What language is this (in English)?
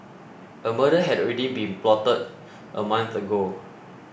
English